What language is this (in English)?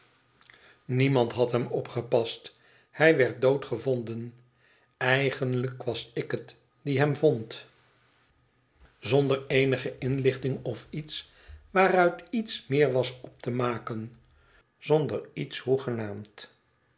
Dutch